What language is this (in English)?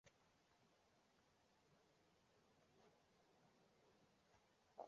Chinese